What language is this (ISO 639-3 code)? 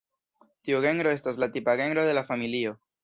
epo